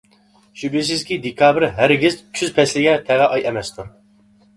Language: Uyghur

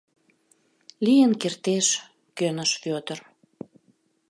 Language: Mari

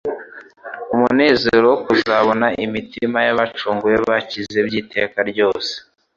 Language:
Kinyarwanda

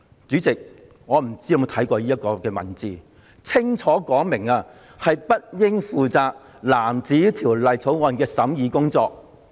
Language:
Cantonese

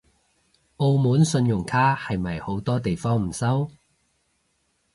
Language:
Cantonese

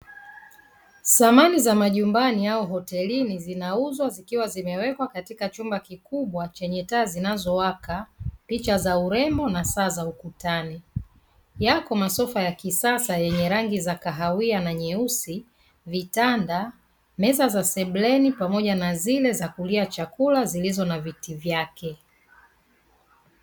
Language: Swahili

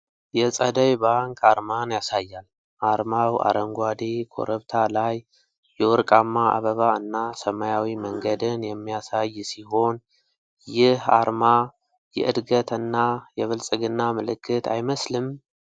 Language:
Amharic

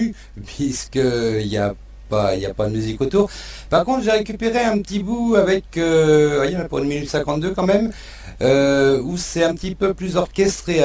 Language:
French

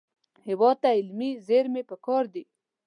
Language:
Pashto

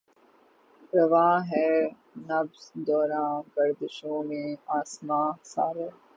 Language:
Urdu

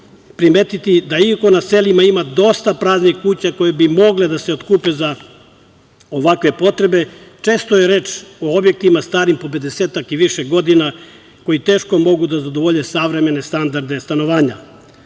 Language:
Serbian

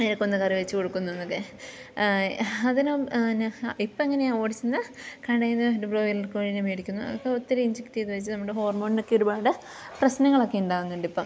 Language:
Malayalam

